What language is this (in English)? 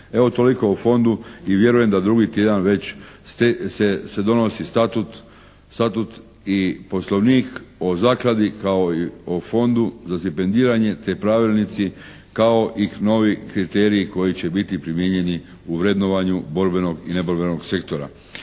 Croatian